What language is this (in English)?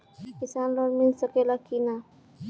Bhojpuri